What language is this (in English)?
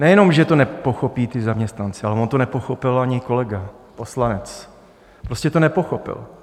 Czech